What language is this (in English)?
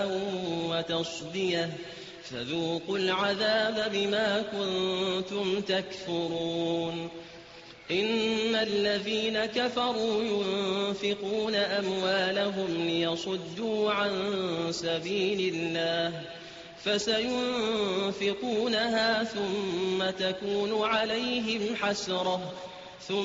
Arabic